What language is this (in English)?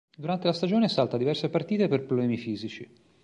Italian